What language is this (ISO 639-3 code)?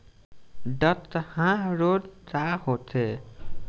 bho